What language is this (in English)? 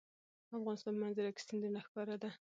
Pashto